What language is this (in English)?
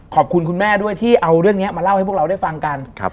Thai